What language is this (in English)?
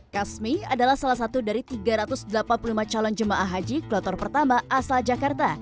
Indonesian